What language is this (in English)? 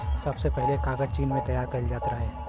Bhojpuri